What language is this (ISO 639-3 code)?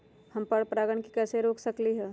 mag